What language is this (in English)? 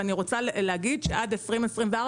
Hebrew